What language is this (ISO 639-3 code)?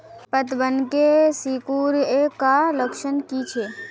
mag